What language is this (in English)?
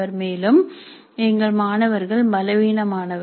Tamil